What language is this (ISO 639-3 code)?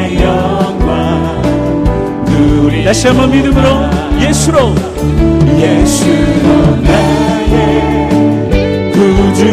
kor